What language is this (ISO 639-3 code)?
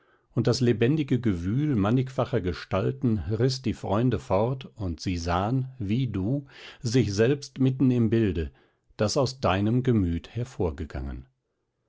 deu